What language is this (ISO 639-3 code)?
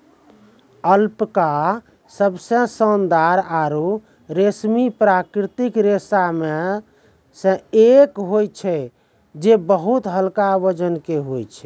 mai